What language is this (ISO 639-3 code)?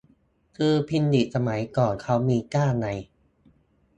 tha